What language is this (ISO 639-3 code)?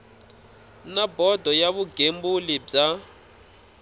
tso